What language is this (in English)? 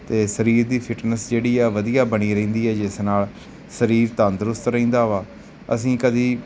Punjabi